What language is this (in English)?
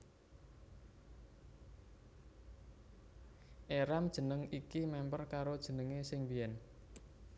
Javanese